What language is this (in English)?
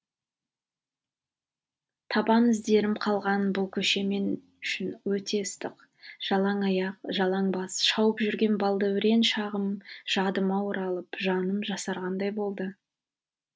Kazakh